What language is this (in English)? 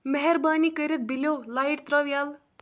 Kashmiri